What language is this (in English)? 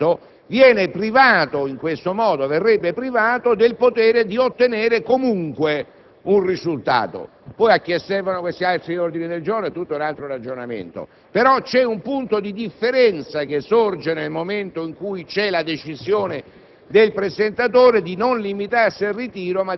Italian